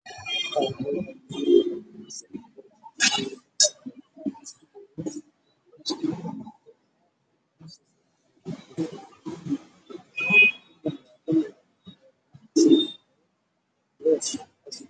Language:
Somali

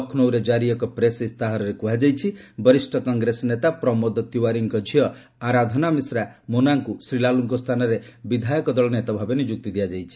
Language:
Odia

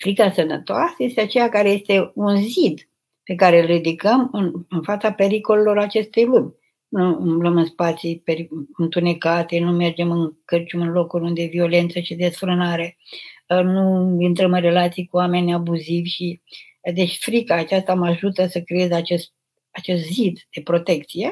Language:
Romanian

